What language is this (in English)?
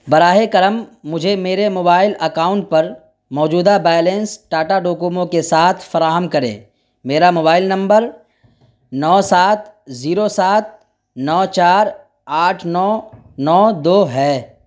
Urdu